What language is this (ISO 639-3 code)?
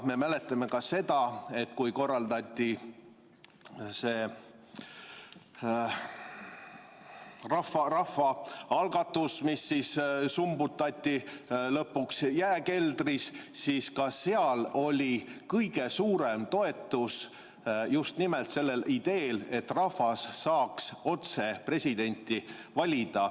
est